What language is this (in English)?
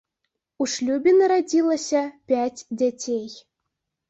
Belarusian